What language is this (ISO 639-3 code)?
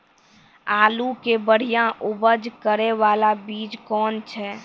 mai